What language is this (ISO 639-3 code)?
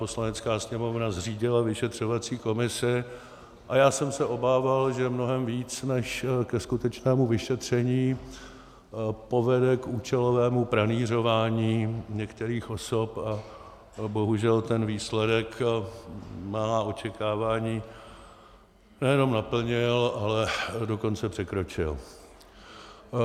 ces